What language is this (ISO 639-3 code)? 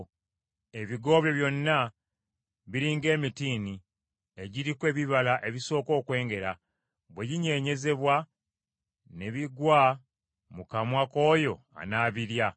lug